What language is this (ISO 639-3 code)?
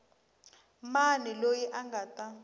tso